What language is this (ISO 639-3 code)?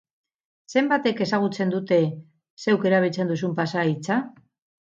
eus